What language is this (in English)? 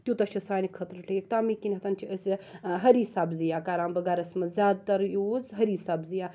Kashmiri